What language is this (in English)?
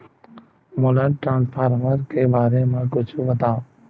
Chhattisgarhi